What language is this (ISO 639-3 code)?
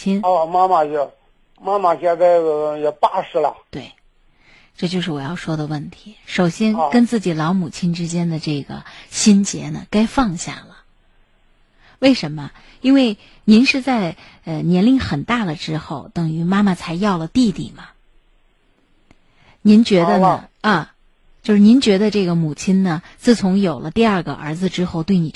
zho